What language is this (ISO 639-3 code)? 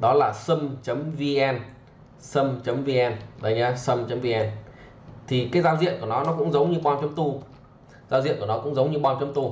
vie